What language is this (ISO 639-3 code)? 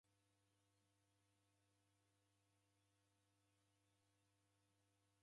dav